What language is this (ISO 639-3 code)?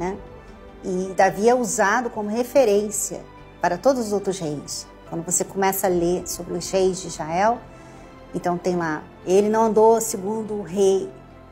por